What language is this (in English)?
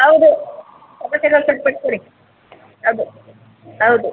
Kannada